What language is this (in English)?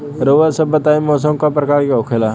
Bhojpuri